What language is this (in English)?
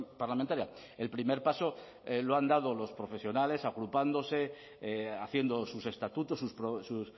Spanish